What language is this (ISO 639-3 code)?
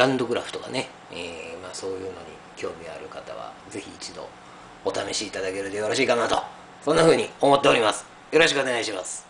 jpn